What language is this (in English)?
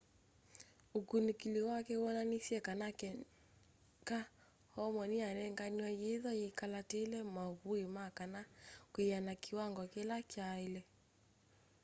Kamba